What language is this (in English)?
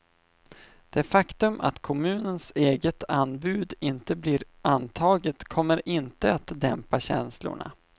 Swedish